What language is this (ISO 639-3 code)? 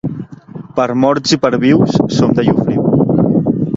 cat